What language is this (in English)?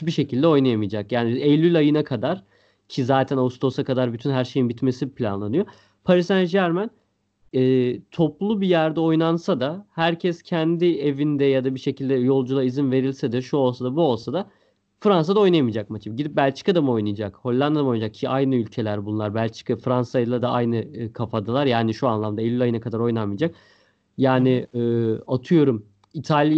Turkish